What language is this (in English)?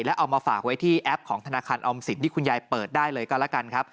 Thai